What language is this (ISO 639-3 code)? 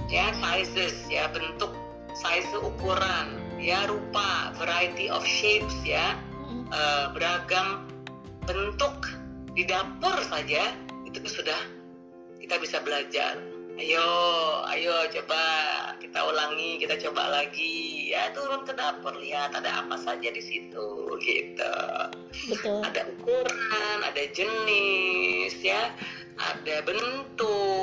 ind